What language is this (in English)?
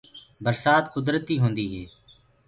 Gurgula